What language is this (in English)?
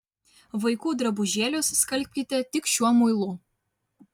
Lithuanian